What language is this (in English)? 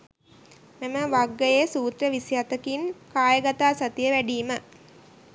Sinhala